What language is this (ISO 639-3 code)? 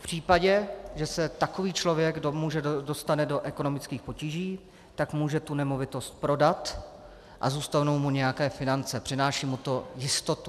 ces